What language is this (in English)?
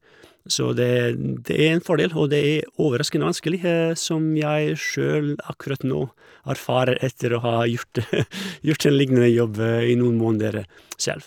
Norwegian